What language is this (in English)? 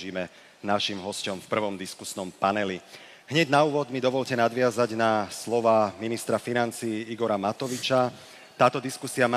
Slovak